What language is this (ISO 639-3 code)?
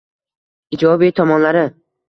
uzb